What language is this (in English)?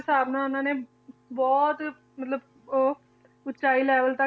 Punjabi